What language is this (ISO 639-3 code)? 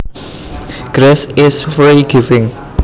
jav